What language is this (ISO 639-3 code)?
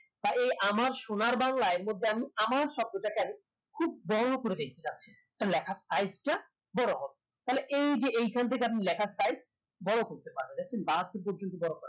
ben